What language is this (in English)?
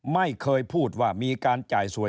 Thai